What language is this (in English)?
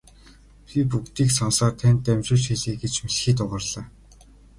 Mongolian